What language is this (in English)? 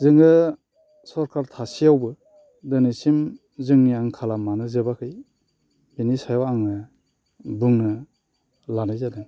Bodo